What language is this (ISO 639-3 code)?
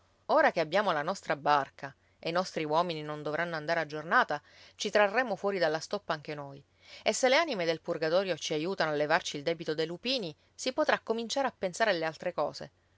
ita